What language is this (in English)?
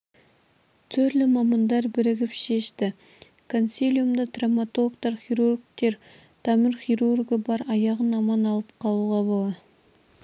Kazakh